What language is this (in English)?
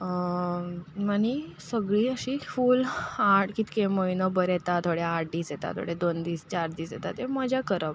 Konkani